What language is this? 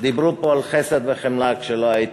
Hebrew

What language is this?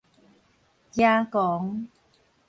Min Nan Chinese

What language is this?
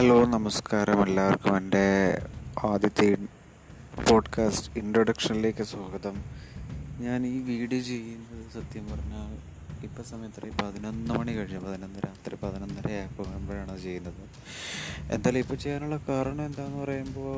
Malayalam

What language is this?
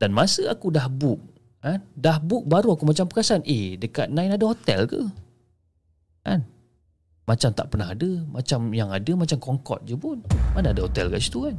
Malay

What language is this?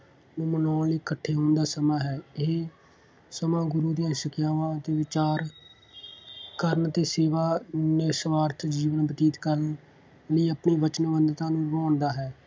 Punjabi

